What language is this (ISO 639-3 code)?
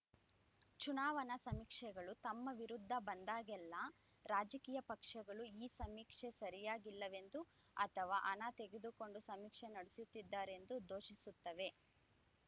kan